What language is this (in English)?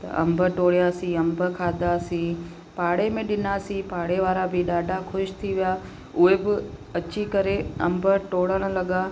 Sindhi